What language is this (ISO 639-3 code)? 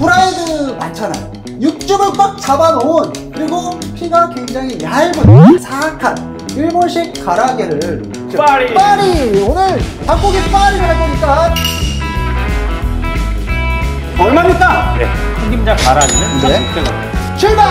kor